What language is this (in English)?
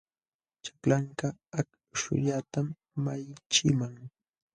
Jauja Wanca Quechua